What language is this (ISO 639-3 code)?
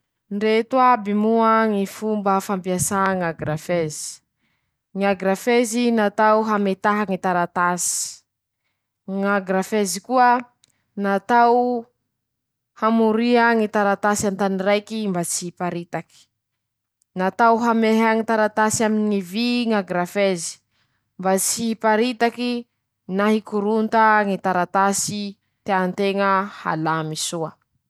msh